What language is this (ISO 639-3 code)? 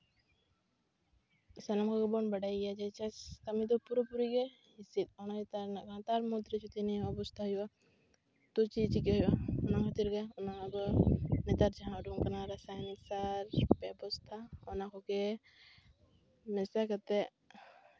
sat